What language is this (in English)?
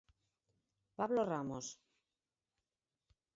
Galician